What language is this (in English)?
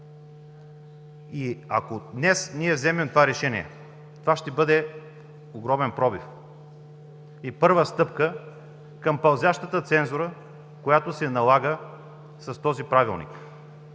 Bulgarian